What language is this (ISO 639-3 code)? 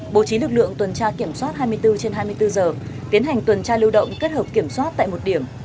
vie